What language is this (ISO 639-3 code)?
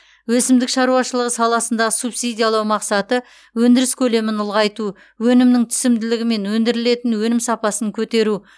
kaz